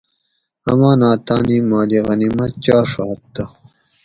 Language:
Gawri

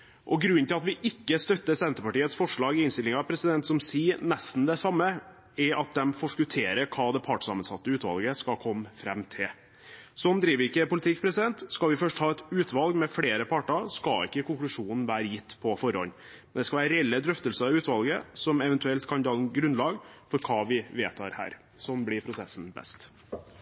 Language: Norwegian Bokmål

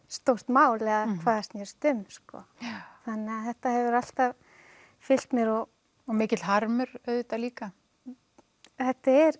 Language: Icelandic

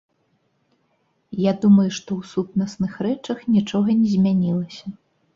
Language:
Belarusian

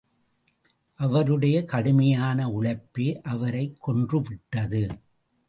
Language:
Tamil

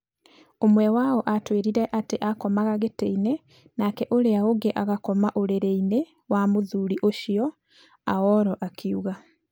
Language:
Kikuyu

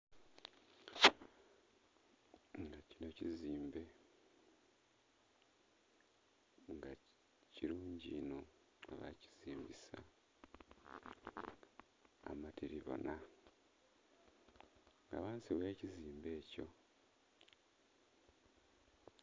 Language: Soga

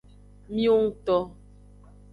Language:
Aja (Benin)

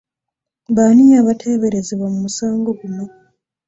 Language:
Ganda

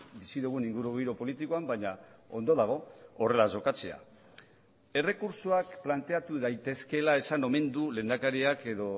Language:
Basque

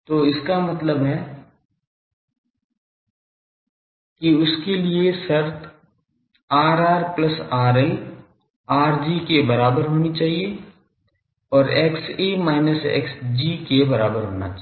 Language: Hindi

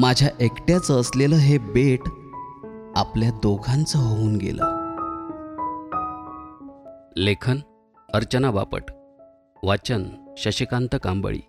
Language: Marathi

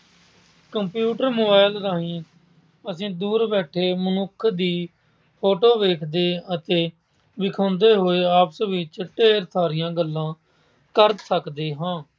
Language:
Punjabi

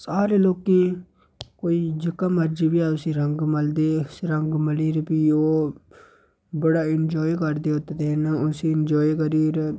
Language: Dogri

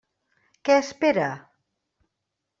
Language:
Catalan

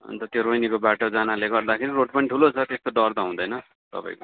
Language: Nepali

